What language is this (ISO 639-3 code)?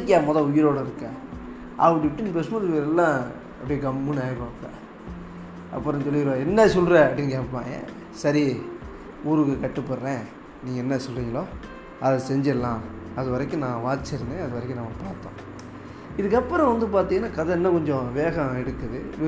tam